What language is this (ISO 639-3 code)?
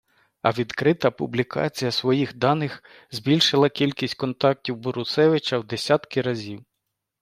ukr